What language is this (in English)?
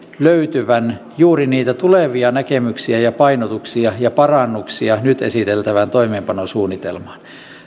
Finnish